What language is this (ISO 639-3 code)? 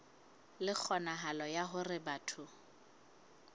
sot